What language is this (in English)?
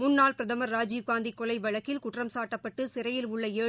Tamil